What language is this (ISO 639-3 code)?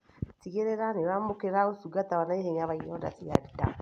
kik